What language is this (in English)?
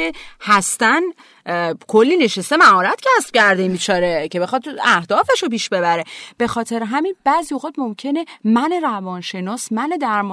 Persian